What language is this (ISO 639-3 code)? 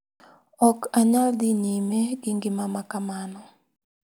luo